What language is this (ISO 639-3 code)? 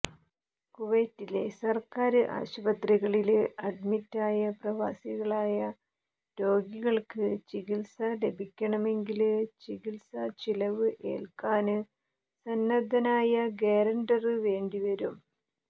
mal